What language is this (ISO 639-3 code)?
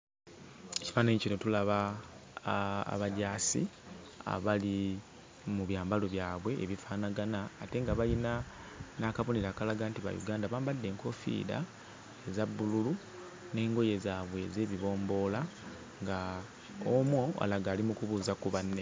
lug